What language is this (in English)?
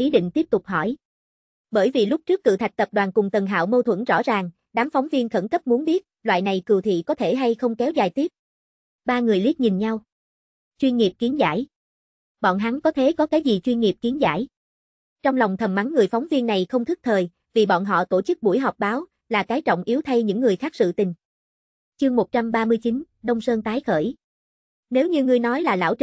Vietnamese